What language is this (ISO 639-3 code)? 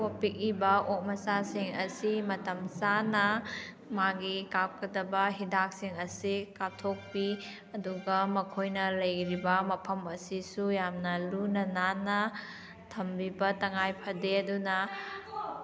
mni